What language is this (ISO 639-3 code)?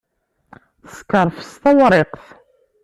kab